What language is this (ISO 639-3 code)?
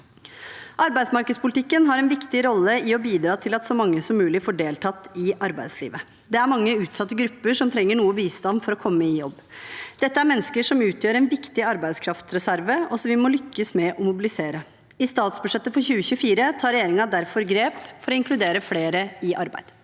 nor